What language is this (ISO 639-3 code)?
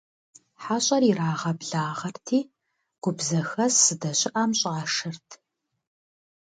kbd